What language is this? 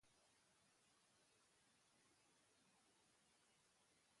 Basque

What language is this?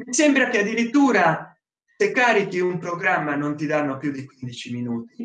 Italian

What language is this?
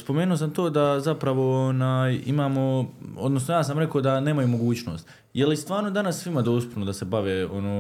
Croatian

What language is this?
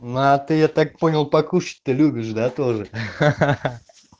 Russian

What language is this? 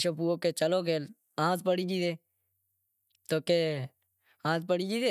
Wadiyara Koli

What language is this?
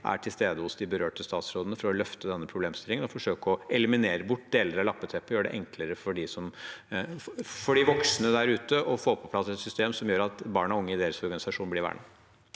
Norwegian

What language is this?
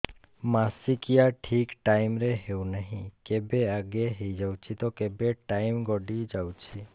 Odia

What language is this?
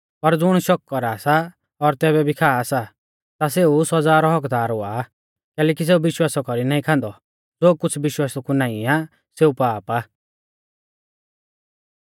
Mahasu Pahari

